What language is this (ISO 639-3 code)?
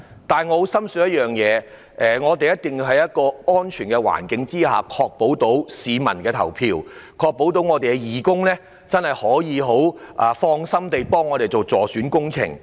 yue